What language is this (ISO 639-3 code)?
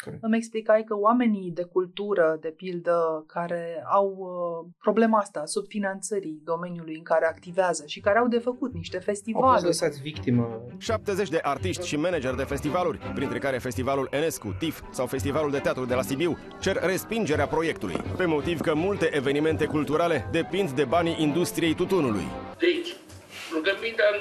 ron